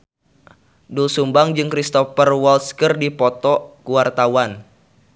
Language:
Sundanese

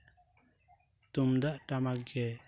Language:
Santali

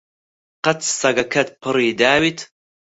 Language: Central Kurdish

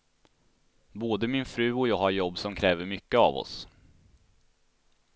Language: Swedish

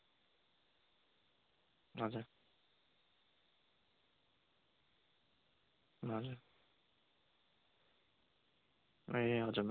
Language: Nepali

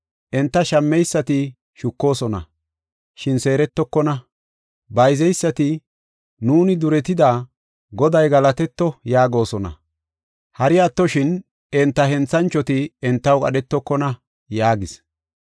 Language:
Gofa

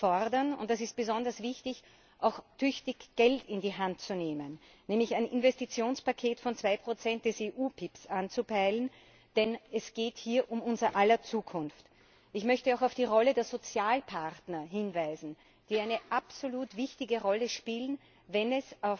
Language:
German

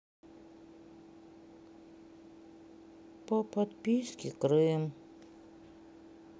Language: Russian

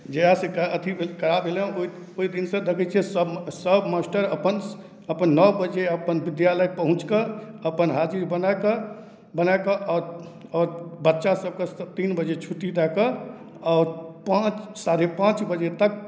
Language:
Maithili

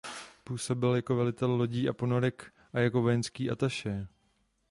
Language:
Czech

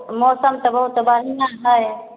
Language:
Maithili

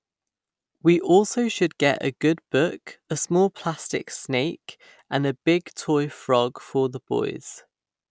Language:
English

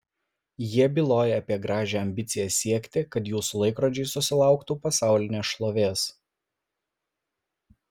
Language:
Lithuanian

